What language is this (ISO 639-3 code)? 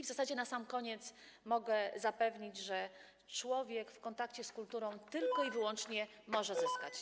pol